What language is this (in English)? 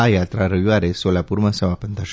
Gujarati